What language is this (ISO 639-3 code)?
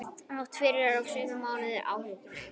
isl